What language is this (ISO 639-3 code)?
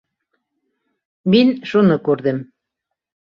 bak